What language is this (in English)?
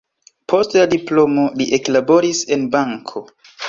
Esperanto